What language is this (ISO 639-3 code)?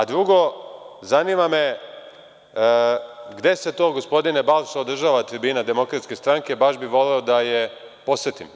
srp